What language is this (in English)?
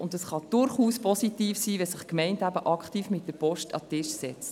Swiss German